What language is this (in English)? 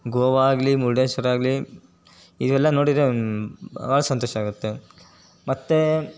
Kannada